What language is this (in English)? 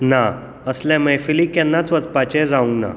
Konkani